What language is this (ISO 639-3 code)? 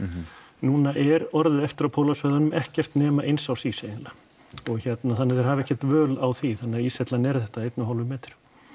isl